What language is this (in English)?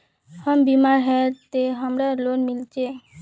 Magahi